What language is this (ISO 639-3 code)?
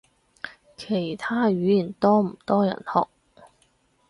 yue